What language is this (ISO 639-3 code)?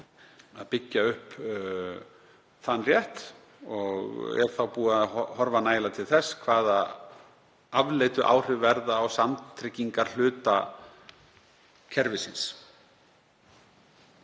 isl